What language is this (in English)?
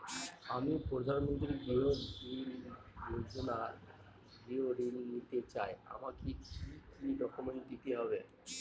Bangla